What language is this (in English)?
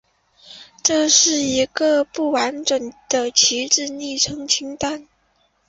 Chinese